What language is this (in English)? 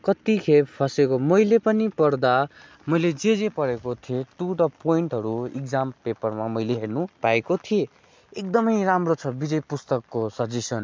Nepali